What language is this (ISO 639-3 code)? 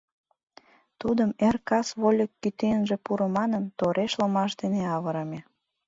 chm